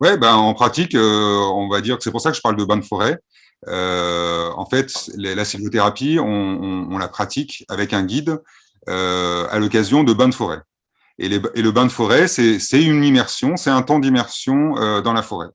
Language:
French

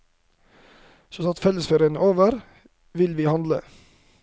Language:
Norwegian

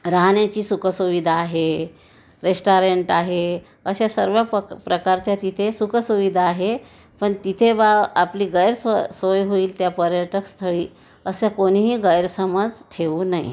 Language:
Marathi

